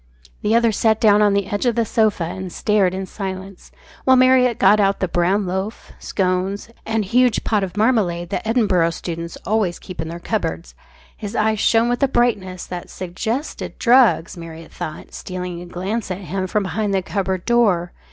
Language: English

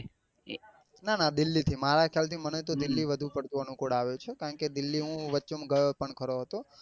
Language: Gujarati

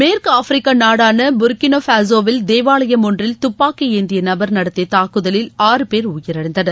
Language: Tamil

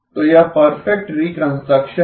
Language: Hindi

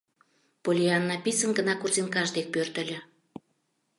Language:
Mari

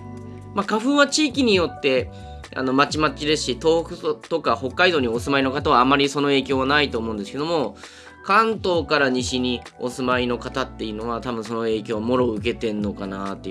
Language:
Japanese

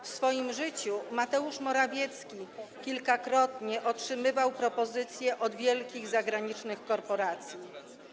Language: Polish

